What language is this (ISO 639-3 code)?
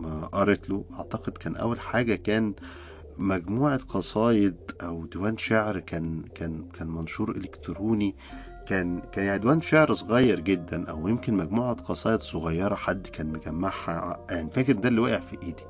ara